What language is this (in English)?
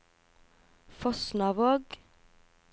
Norwegian